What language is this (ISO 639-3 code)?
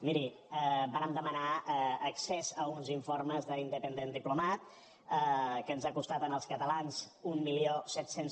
cat